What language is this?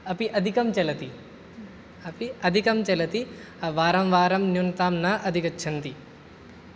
Sanskrit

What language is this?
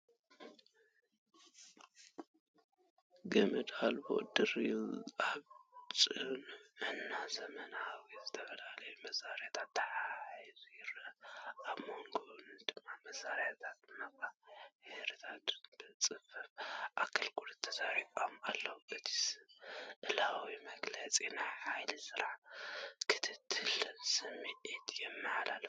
Tigrinya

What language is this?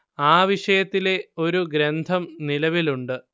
Malayalam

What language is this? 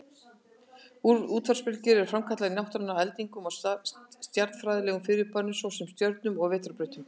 Icelandic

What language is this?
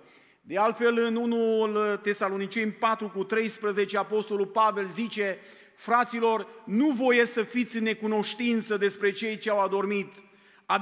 Romanian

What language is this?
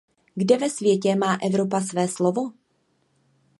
Czech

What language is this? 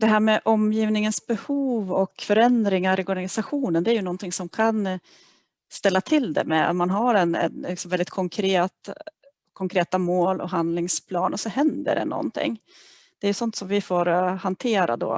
Swedish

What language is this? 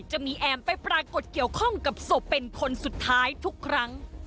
Thai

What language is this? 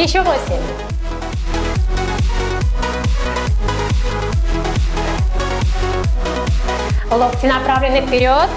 Russian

